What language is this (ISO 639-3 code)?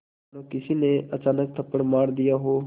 hin